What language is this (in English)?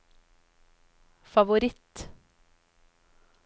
Norwegian